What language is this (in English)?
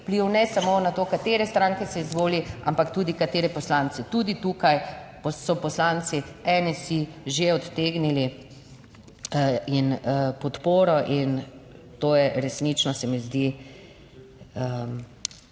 Slovenian